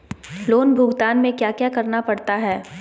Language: Magahi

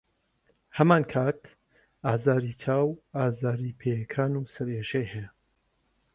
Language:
Central Kurdish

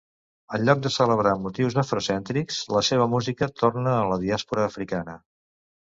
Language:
Catalan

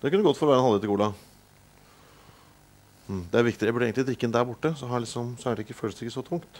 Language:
Norwegian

